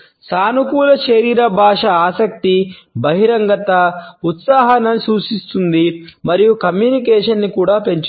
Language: Telugu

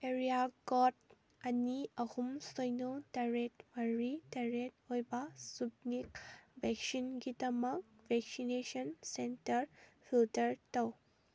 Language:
Manipuri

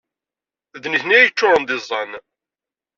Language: Kabyle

